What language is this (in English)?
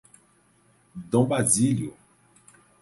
Portuguese